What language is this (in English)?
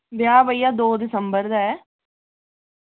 Dogri